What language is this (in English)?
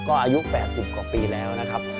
Thai